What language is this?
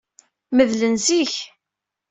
Kabyle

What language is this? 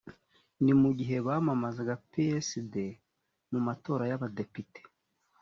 Kinyarwanda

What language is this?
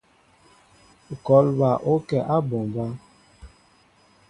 Mbo (Cameroon)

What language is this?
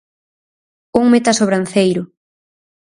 Galician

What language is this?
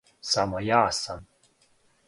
Serbian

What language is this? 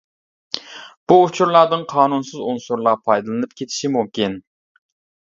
Uyghur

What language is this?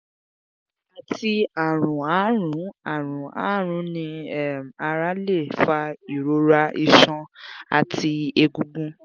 Yoruba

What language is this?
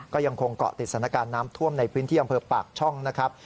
Thai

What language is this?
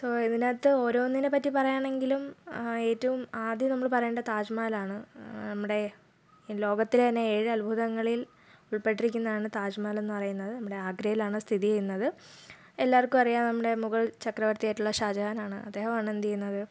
Malayalam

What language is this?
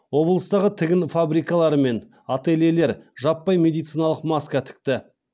Kazakh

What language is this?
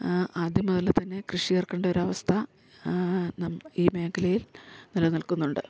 Malayalam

